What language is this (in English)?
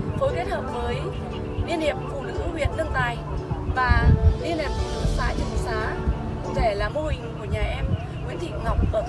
Vietnamese